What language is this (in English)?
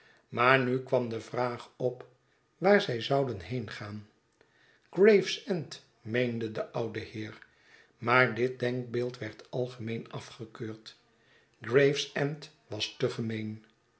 Dutch